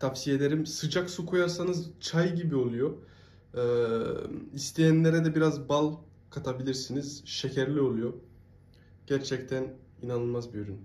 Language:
Turkish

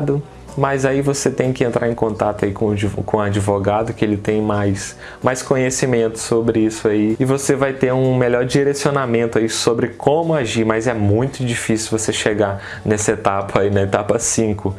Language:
Portuguese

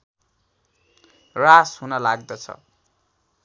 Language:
Nepali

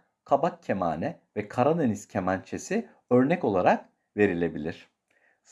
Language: Turkish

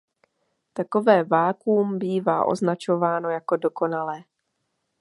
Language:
Czech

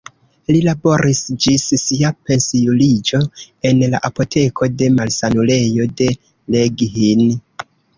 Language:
Esperanto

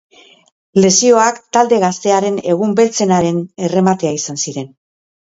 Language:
Basque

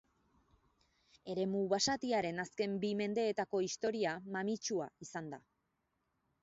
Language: Basque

